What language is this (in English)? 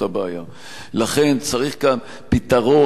Hebrew